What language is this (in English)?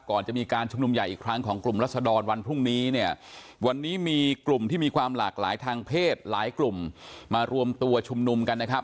Thai